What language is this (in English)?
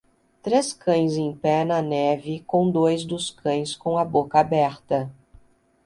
Portuguese